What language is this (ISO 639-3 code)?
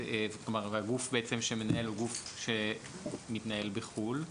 heb